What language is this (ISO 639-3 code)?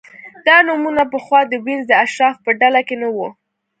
pus